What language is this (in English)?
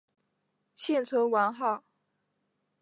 Chinese